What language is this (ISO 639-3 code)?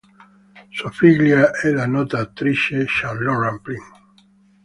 ita